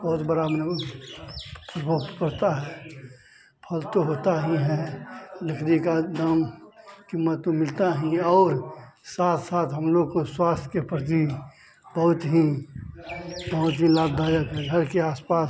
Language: Hindi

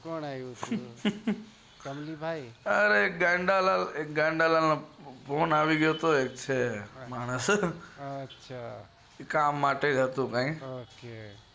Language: Gujarati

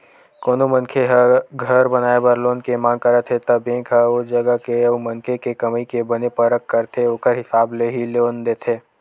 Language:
Chhattisgarhi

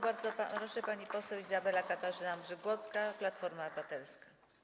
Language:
Polish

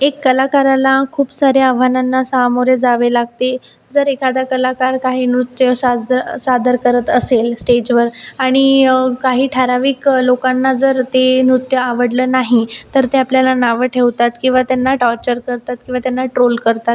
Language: Marathi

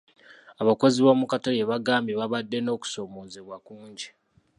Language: Ganda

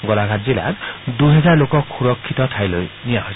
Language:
Assamese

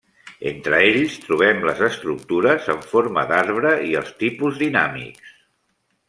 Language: Catalan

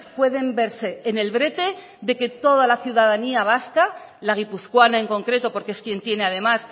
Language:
Spanish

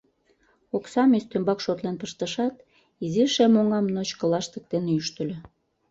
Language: Mari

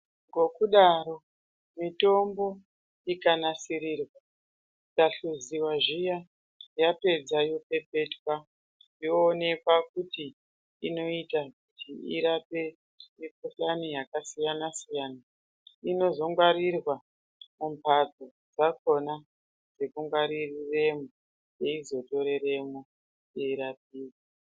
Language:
Ndau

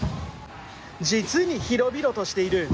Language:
Japanese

